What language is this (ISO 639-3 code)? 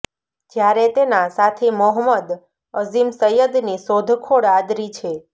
guj